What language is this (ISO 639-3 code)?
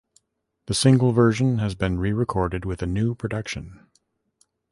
eng